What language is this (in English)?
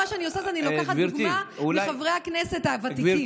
Hebrew